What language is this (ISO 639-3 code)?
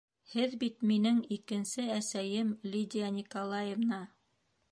bak